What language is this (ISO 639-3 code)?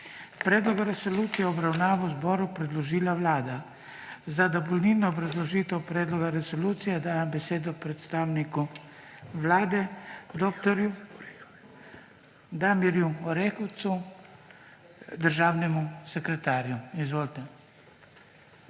slv